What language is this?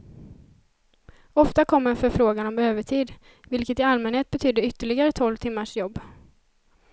Swedish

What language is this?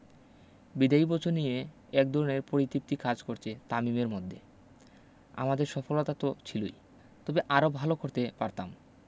Bangla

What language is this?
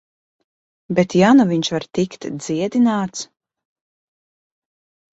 Latvian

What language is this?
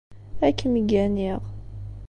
Kabyle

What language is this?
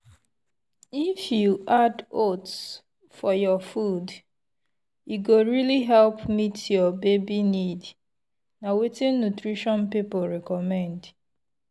Nigerian Pidgin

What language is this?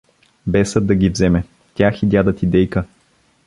Bulgarian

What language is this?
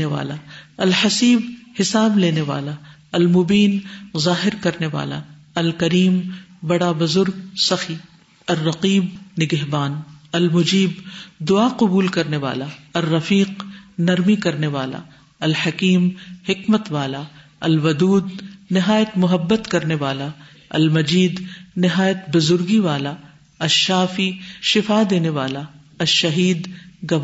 Urdu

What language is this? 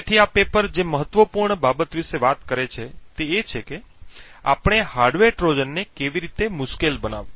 Gujarati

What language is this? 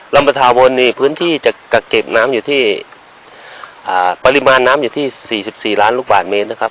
Thai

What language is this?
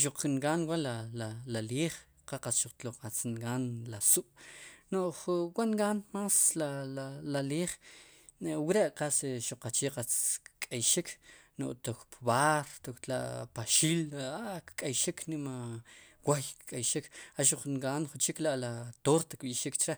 Sipacapense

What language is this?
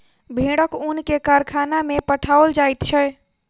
Maithili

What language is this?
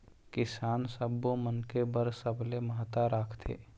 Chhattisgarhi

